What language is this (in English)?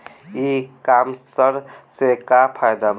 Bhojpuri